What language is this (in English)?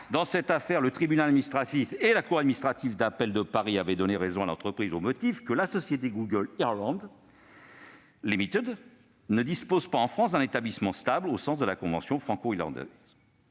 French